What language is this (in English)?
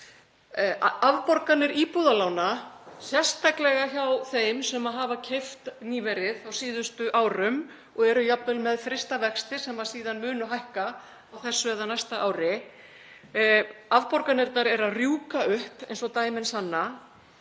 Icelandic